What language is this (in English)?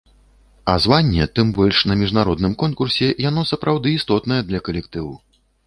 Belarusian